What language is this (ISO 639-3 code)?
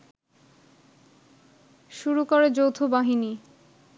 ben